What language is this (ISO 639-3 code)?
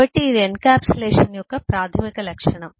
tel